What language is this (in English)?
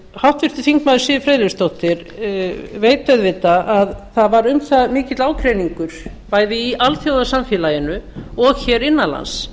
Icelandic